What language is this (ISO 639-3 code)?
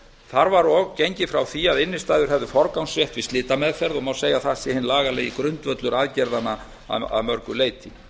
isl